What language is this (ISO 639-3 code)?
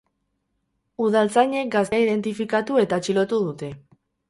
eus